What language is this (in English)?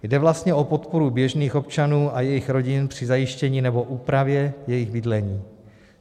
Czech